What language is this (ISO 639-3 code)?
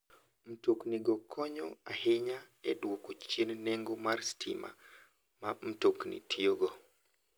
luo